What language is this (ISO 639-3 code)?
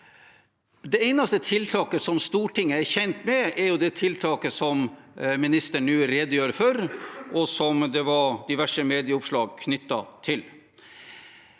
nor